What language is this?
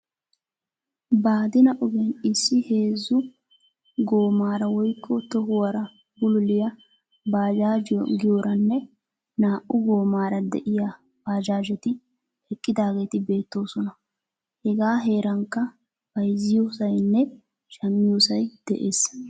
Wolaytta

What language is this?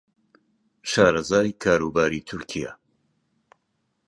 Central Kurdish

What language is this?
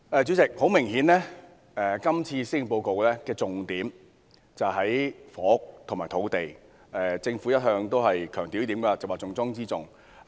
Cantonese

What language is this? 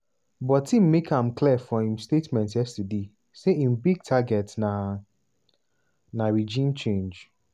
Nigerian Pidgin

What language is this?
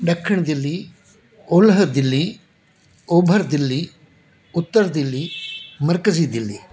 Sindhi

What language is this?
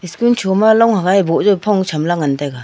Wancho Naga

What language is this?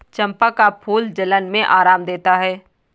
Hindi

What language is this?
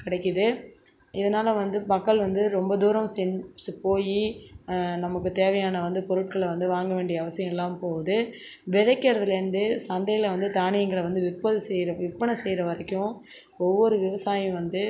Tamil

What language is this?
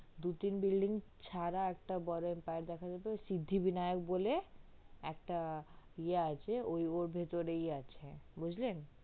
Bangla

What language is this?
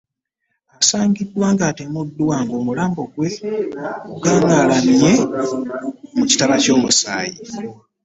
Ganda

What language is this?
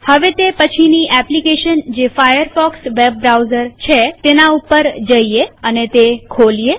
Gujarati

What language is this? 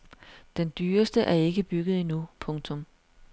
Danish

